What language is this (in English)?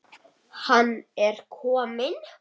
Icelandic